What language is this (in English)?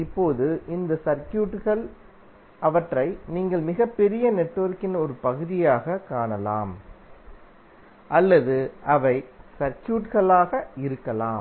Tamil